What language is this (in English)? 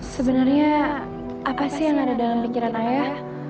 Indonesian